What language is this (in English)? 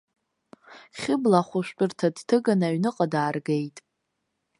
Abkhazian